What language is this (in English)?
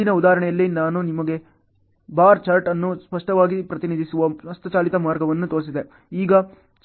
Kannada